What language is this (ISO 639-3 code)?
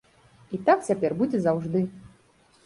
bel